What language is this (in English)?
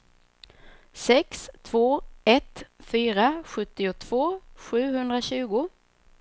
Swedish